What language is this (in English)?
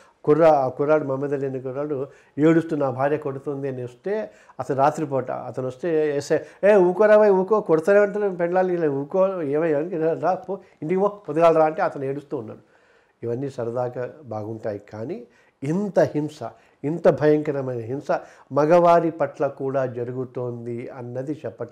Telugu